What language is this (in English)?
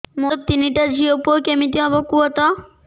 Odia